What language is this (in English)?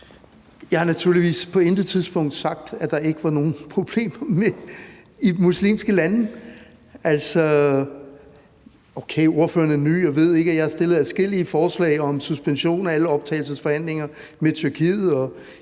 Danish